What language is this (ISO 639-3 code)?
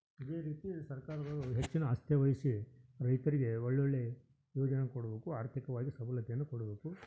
kan